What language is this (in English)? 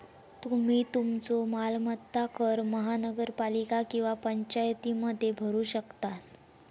Marathi